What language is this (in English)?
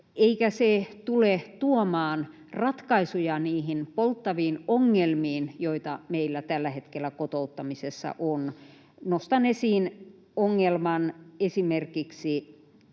Finnish